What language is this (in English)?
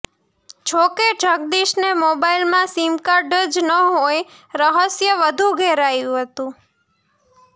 Gujarati